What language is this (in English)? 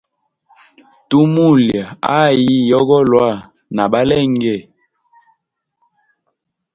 Hemba